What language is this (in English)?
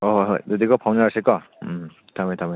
Manipuri